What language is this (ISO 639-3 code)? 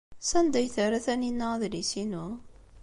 kab